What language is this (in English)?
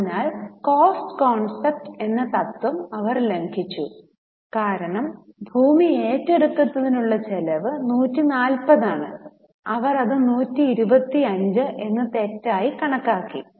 Malayalam